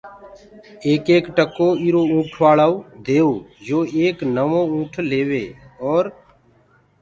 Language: Gurgula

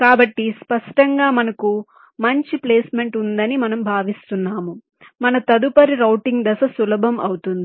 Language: Telugu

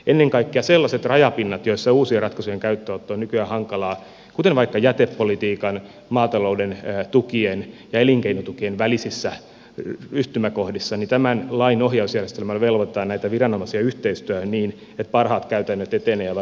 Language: Finnish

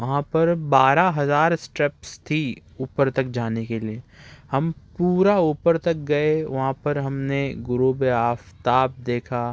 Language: Urdu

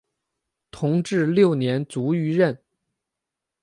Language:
Chinese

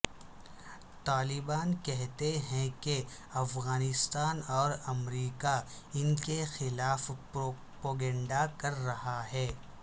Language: Urdu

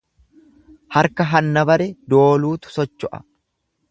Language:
Oromo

